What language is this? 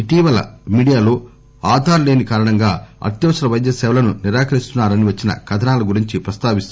Telugu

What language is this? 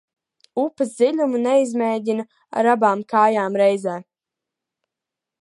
Latvian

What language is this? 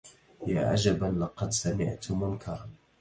Arabic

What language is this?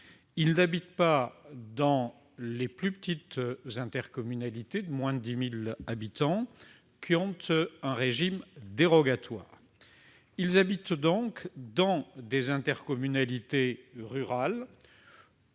French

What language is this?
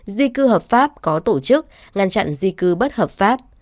Vietnamese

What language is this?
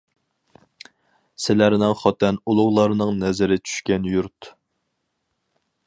Uyghur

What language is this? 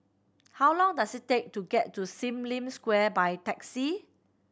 English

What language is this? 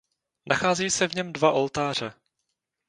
Czech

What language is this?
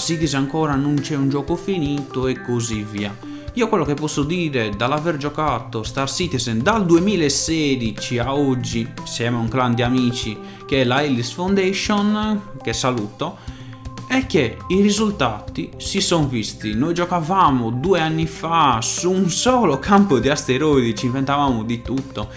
Italian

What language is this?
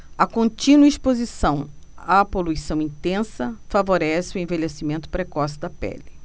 Portuguese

